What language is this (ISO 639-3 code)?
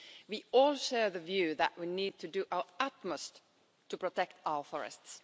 eng